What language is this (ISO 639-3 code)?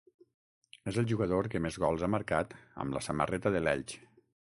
cat